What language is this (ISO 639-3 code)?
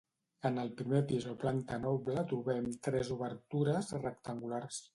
cat